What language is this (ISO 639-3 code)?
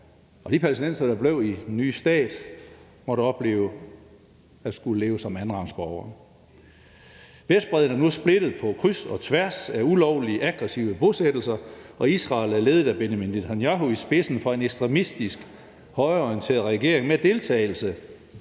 dan